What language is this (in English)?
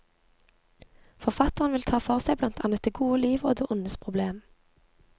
Norwegian